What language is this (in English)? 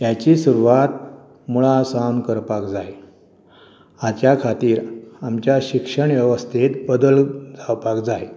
Konkani